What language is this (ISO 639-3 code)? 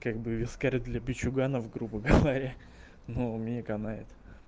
rus